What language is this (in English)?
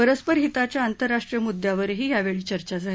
Marathi